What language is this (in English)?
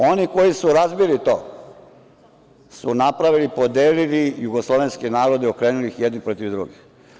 Serbian